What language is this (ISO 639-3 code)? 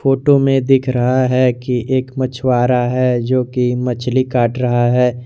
hin